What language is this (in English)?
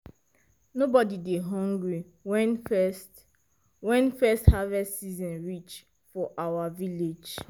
Nigerian Pidgin